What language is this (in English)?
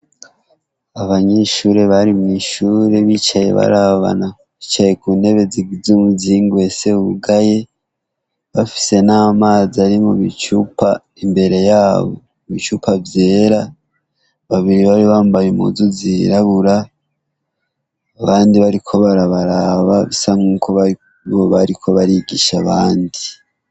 Rundi